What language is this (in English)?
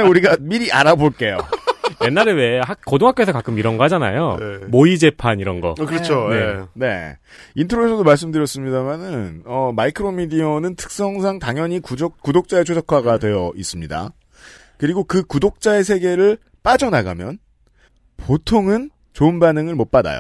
Korean